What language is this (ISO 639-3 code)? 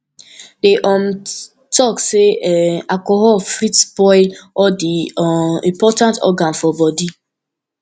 pcm